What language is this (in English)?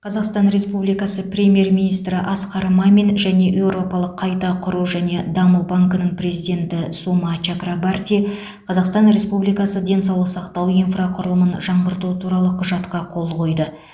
Kazakh